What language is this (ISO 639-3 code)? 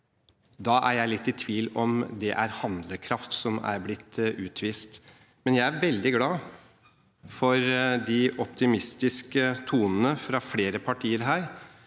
nor